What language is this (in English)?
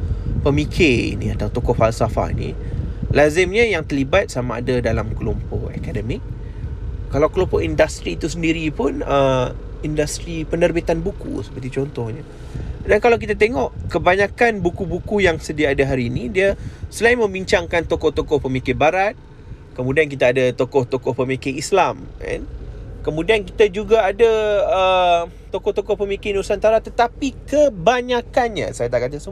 Malay